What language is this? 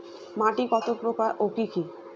Bangla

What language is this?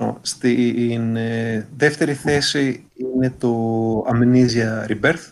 Greek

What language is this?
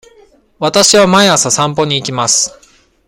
Japanese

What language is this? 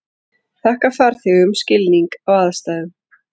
Icelandic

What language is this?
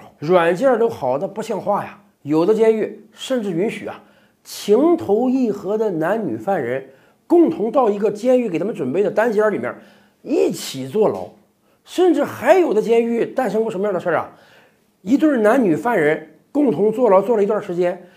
Chinese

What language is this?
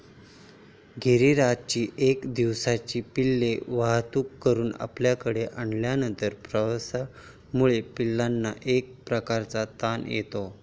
Marathi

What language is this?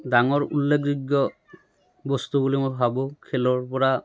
Assamese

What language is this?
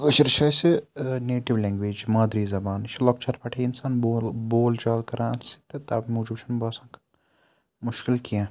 Kashmiri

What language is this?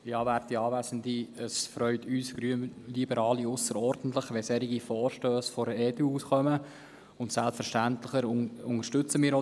Swiss German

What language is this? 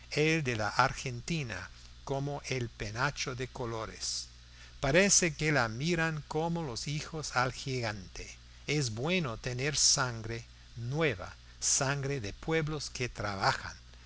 Spanish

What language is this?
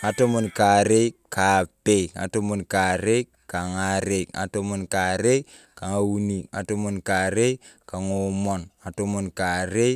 Turkana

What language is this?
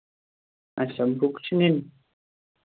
Kashmiri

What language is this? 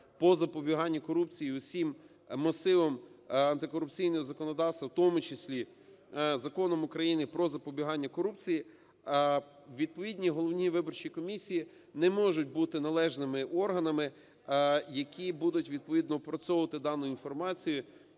Ukrainian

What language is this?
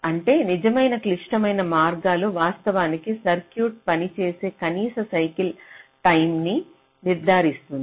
Telugu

